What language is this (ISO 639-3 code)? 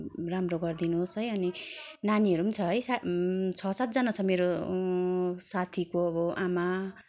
nep